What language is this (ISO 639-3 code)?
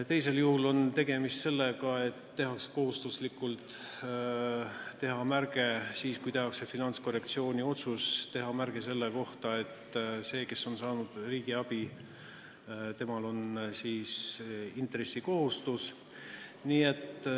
est